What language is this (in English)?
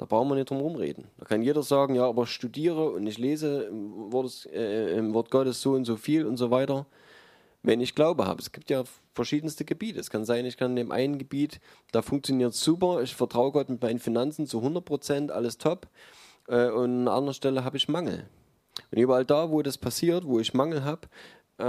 German